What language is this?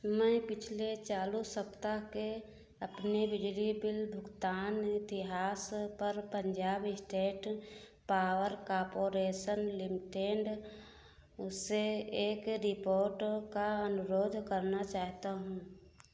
Hindi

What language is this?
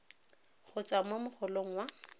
Tswana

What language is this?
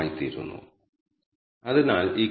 Malayalam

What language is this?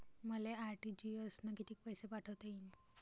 Marathi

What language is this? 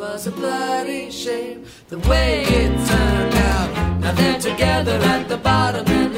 Greek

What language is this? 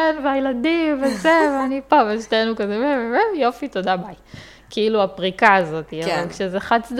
Hebrew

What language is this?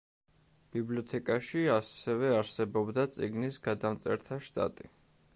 Georgian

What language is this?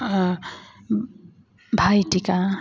Nepali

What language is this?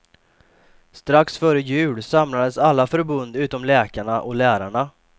Swedish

